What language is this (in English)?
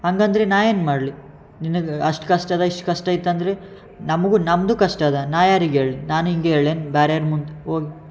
Kannada